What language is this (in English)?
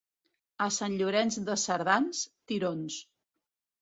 Catalan